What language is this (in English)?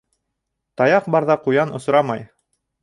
Bashkir